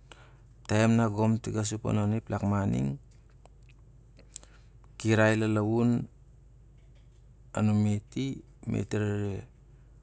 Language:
Siar-Lak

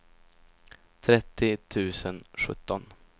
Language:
Swedish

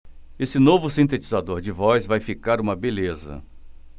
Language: Portuguese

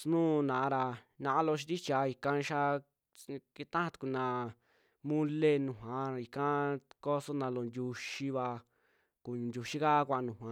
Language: Western Juxtlahuaca Mixtec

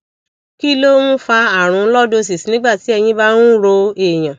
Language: Yoruba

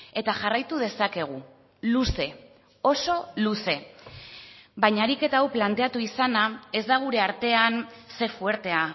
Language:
Basque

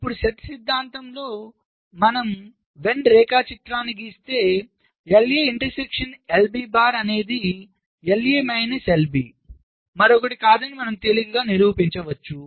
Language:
Telugu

